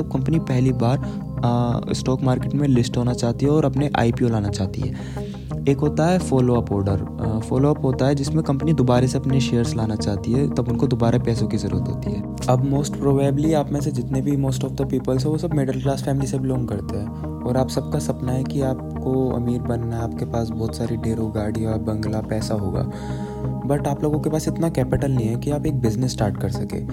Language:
Hindi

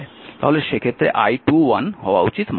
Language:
Bangla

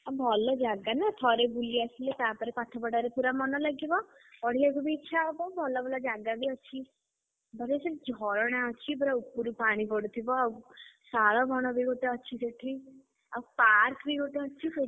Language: Odia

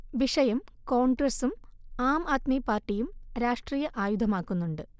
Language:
Malayalam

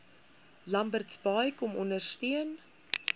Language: Afrikaans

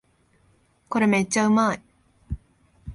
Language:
Japanese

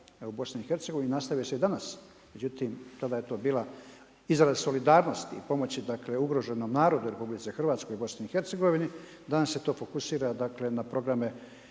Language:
Croatian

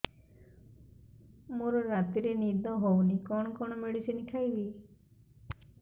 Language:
Odia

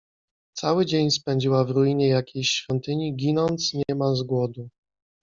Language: Polish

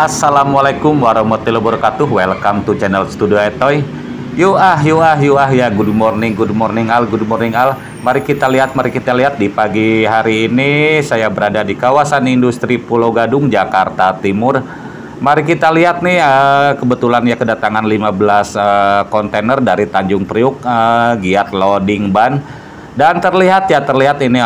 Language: Indonesian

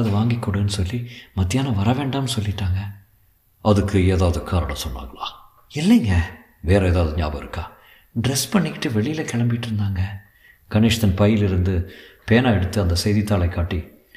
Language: Tamil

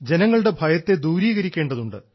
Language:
Malayalam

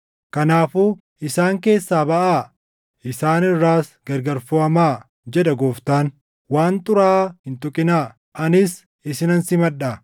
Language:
Oromo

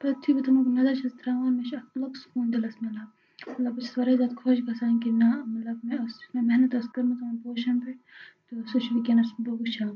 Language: Kashmiri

